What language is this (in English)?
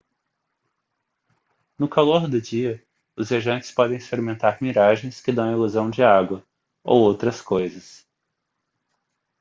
Portuguese